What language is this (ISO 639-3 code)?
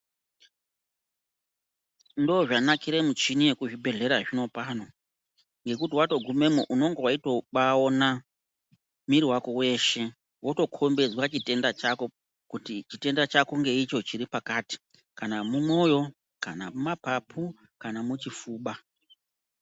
ndc